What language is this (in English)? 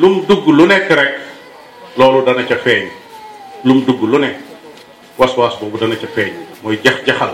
Malay